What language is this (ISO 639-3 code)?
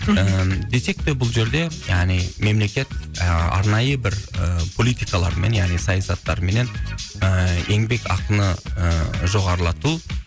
kaz